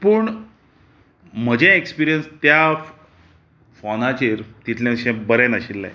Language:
Konkani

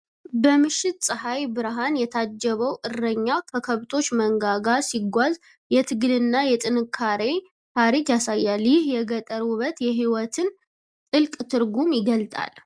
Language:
Amharic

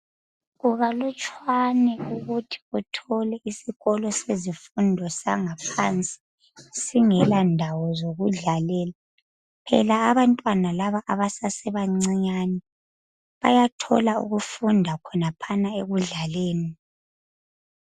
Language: North Ndebele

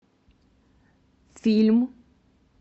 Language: Russian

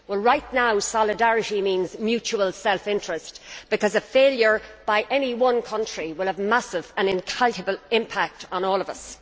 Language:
English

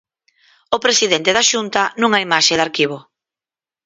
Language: Galician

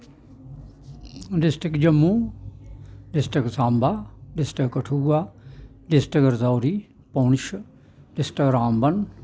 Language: Dogri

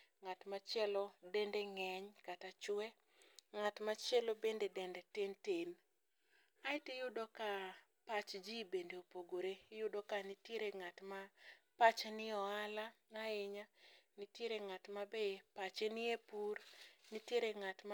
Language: Luo (Kenya and Tanzania)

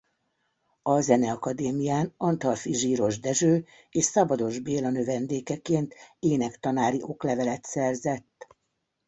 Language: Hungarian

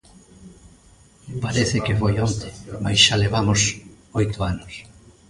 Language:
Galician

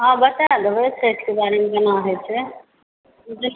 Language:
Maithili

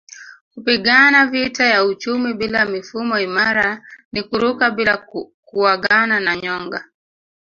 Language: Swahili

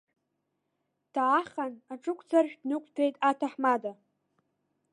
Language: Abkhazian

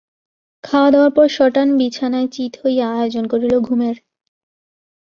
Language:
Bangla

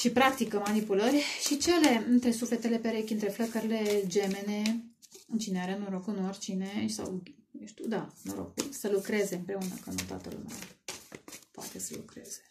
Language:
Romanian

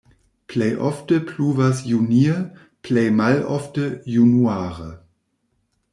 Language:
Esperanto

